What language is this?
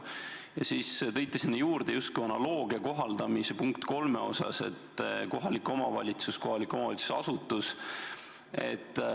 Estonian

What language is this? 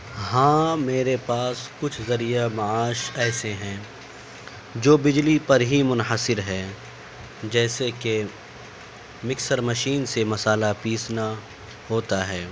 Urdu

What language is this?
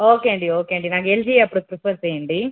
Telugu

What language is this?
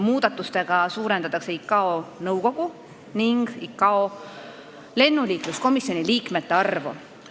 Estonian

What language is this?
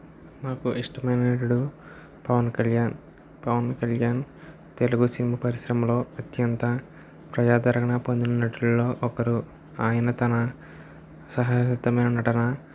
Telugu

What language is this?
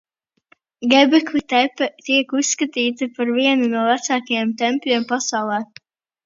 Latvian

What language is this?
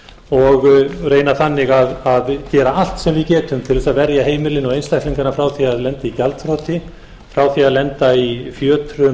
Icelandic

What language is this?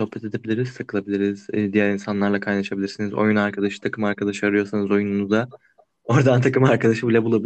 Turkish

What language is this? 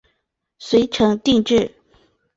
Chinese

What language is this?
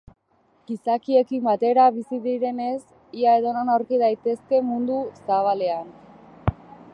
Basque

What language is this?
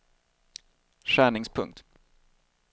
Swedish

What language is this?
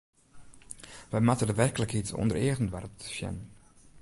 Western Frisian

